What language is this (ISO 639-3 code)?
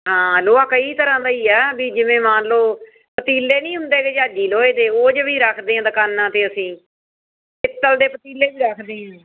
pan